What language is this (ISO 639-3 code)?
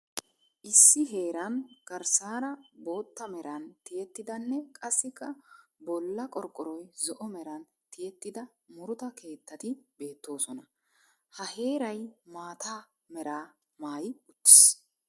wal